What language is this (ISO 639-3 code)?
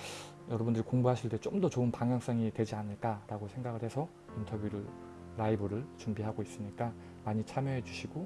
kor